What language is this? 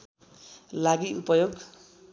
Nepali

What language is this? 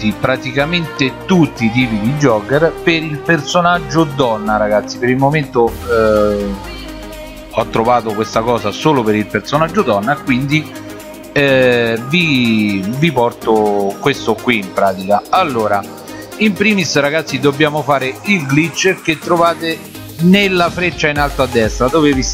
Italian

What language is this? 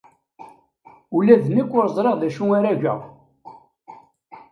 Kabyle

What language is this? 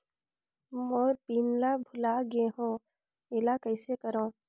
Chhattisgarhi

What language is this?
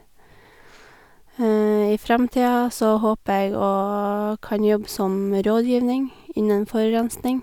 Norwegian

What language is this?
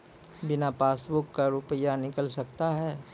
Maithili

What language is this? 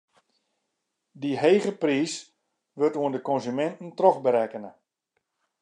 Western Frisian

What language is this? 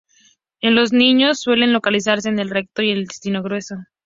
Spanish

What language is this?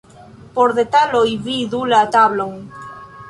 Esperanto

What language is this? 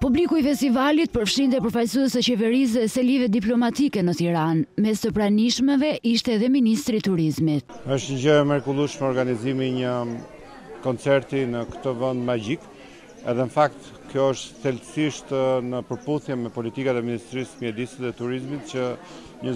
Romanian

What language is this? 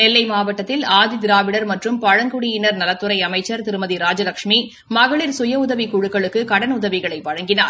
Tamil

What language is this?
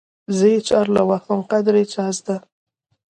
Pashto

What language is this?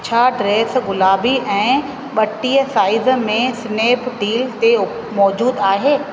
Sindhi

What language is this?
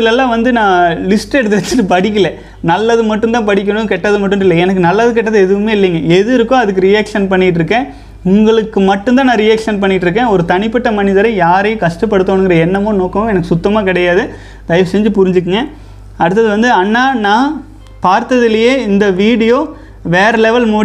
Tamil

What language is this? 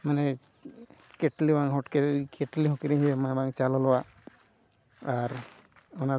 Santali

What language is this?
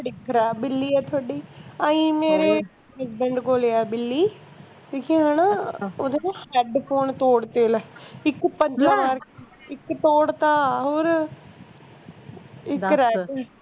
Punjabi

